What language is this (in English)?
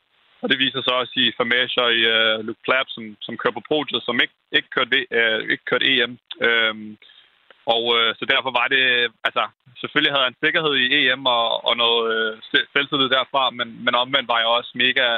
Danish